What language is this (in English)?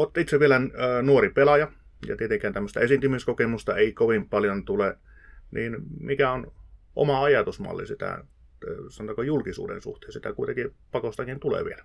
Finnish